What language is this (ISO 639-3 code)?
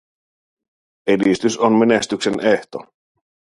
fin